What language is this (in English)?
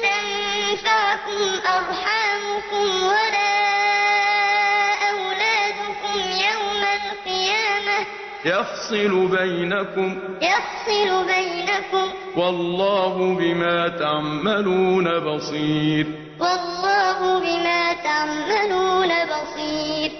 Arabic